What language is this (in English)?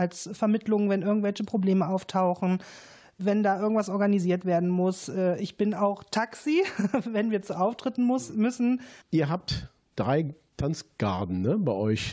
German